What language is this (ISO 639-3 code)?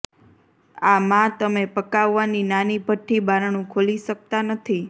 guj